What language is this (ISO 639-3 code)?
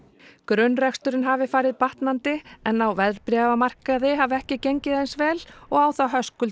isl